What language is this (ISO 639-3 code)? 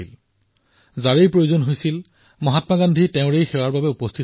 asm